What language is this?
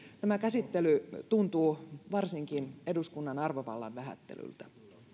Finnish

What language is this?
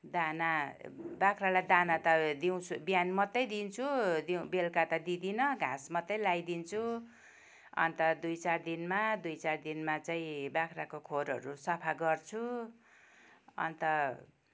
Nepali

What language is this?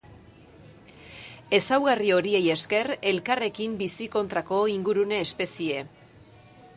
Basque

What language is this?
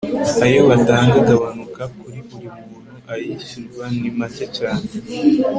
Kinyarwanda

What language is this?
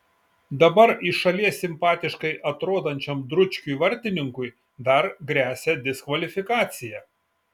Lithuanian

